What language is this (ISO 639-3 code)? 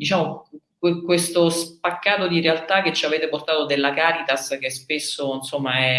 ita